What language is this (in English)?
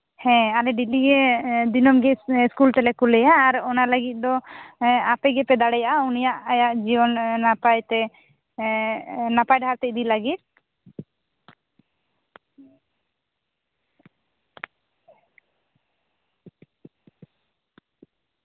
Santali